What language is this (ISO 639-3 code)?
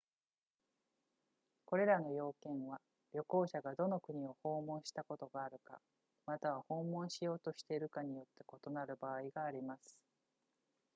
jpn